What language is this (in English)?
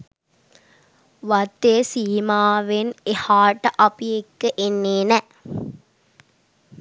Sinhala